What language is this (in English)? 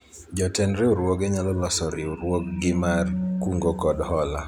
Luo (Kenya and Tanzania)